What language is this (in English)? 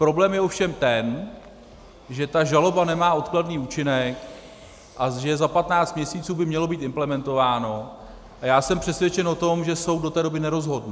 Czech